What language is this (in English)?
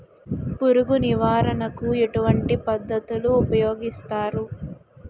Telugu